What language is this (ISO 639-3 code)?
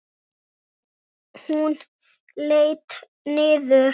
isl